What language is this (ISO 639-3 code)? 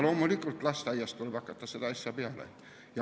est